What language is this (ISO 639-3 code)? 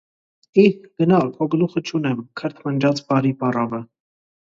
hye